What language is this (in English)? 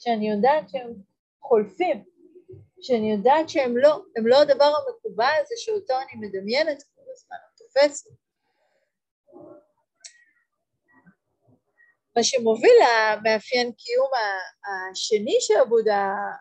Hebrew